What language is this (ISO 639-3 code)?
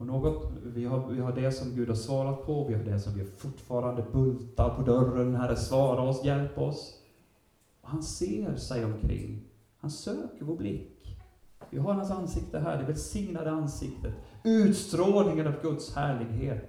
swe